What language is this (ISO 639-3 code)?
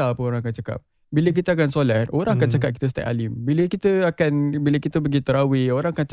msa